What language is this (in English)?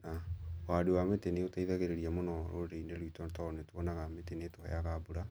Kikuyu